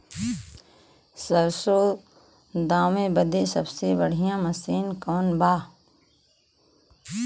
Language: Bhojpuri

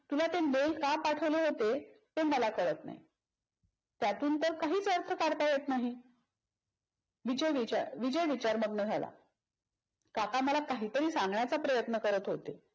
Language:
Marathi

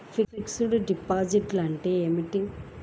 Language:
Telugu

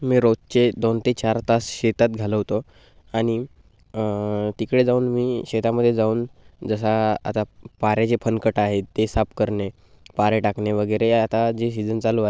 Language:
Marathi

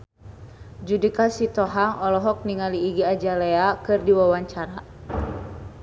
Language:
Sundanese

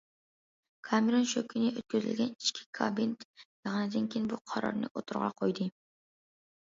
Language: Uyghur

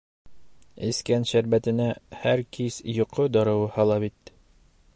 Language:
Bashkir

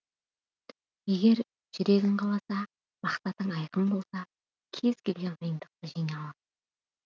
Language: Kazakh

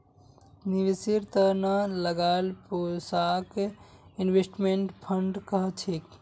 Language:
Magahi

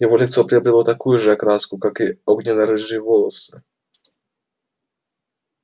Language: Russian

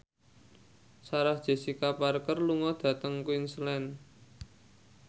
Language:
Javanese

